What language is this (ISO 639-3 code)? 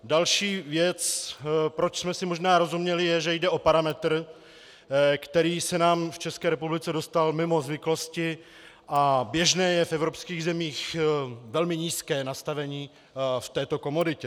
ces